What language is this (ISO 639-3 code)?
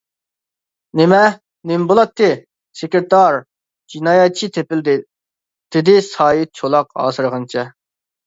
uig